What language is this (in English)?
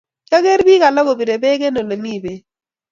Kalenjin